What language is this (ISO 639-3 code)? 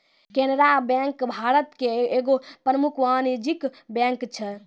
mai